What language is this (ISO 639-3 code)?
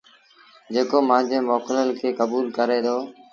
sbn